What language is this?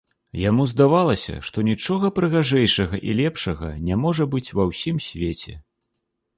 Belarusian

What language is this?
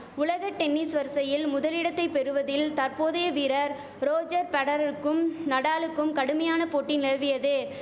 Tamil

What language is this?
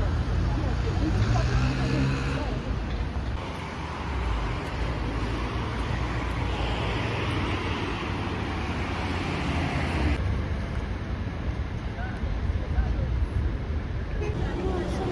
Turkish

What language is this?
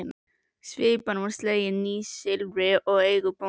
Icelandic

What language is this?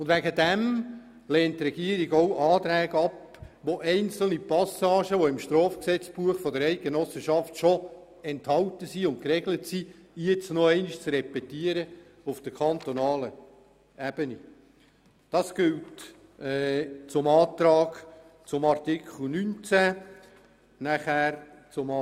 Swiss German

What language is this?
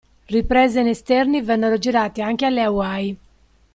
Italian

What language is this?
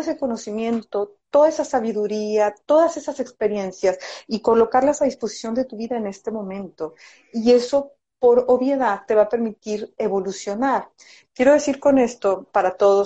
Spanish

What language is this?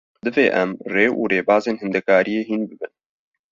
Kurdish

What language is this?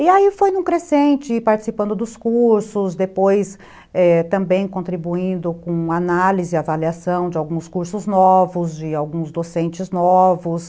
Portuguese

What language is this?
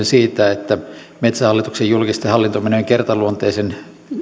Finnish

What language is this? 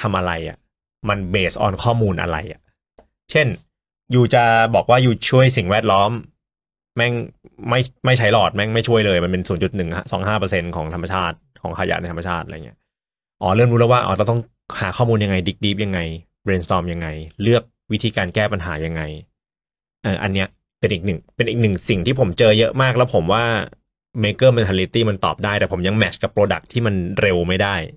Thai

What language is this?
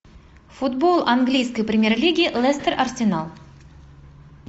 Russian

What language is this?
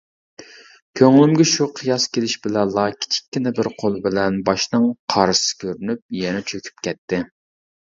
Uyghur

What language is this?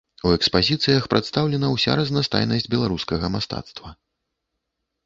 Belarusian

